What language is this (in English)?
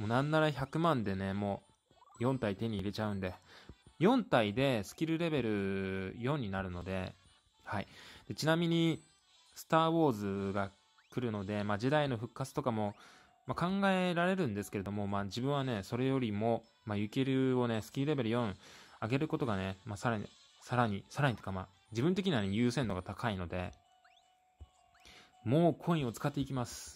Japanese